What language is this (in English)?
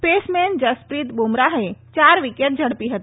Gujarati